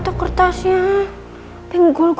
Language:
Indonesian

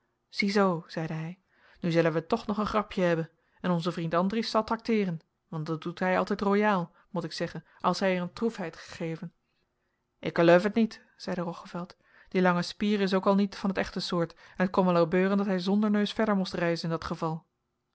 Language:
Dutch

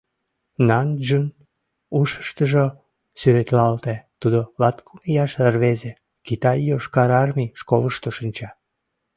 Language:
Mari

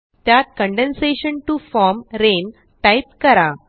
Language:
Marathi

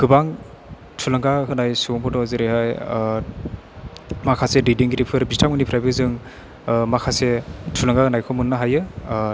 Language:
Bodo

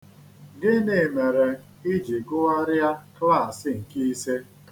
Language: Igbo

